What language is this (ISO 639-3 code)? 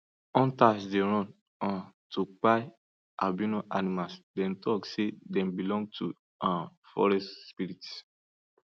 pcm